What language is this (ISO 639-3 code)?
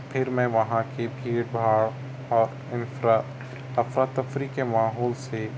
urd